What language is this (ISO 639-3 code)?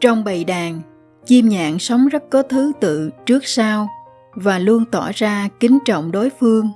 vie